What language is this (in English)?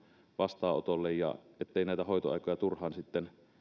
Finnish